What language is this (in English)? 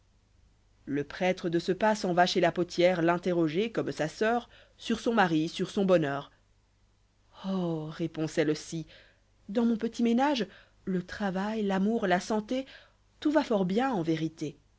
French